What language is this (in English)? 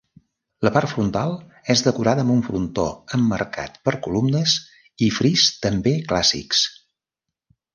Catalan